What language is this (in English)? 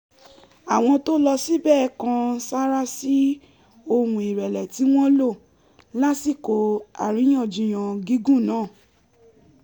Yoruba